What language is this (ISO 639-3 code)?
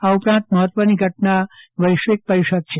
guj